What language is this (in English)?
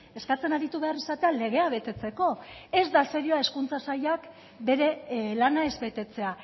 Basque